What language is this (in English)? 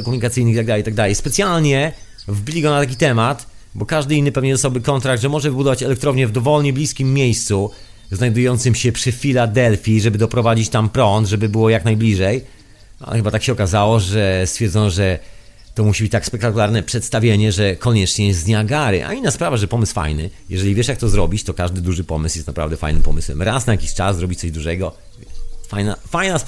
Polish